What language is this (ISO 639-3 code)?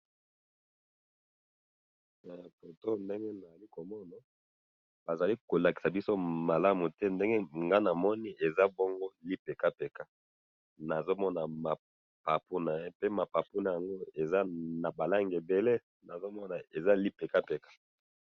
lin